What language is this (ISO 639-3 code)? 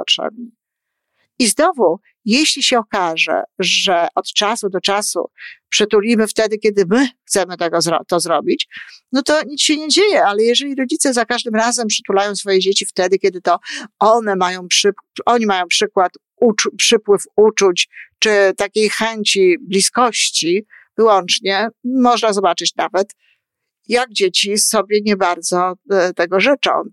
pol